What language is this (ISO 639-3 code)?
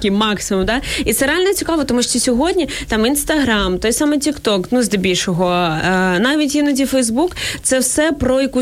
ukr